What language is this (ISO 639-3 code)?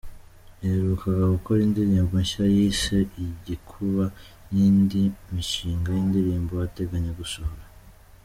kin